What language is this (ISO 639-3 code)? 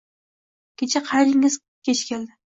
uzb